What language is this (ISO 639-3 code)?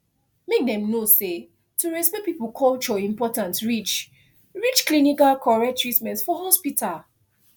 pcm